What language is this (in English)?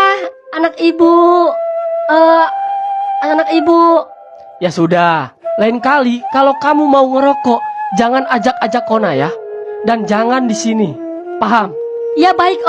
Indonesian